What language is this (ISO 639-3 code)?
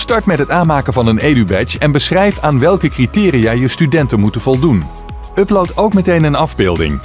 nld